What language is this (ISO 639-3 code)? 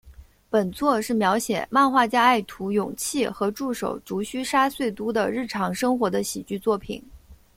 zho